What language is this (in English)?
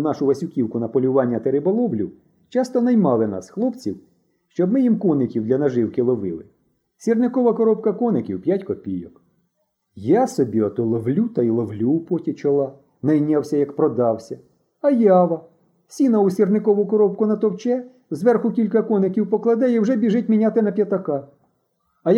Ukrainian